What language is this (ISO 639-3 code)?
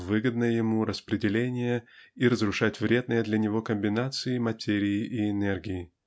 rus